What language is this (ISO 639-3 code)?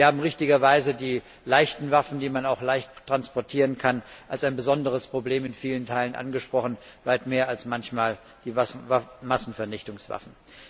deu